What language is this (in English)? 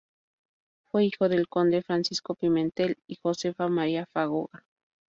Spanish